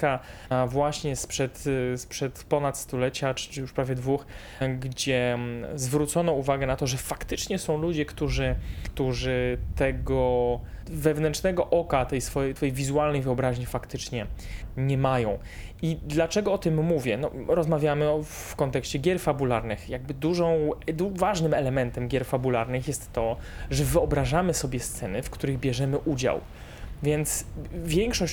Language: Polish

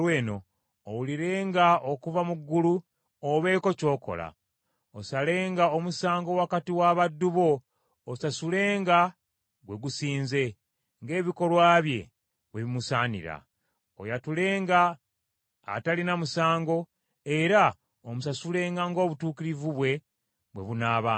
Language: Ganda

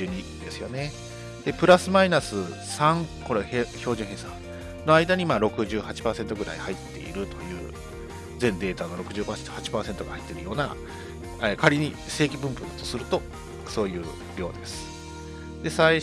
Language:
Japanese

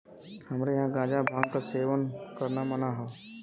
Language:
Bhojpuri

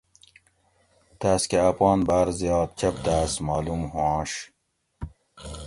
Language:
Gawri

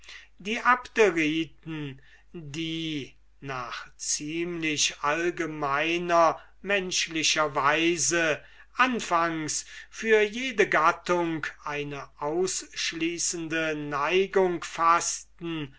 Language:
German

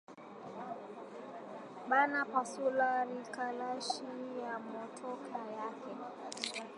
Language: Swahili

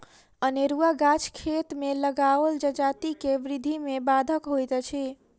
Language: Maithili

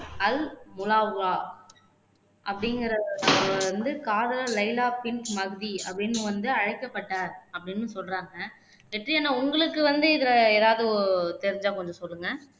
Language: Tamil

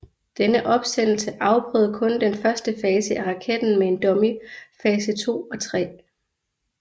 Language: Danish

